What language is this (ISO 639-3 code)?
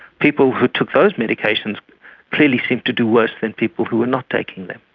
eng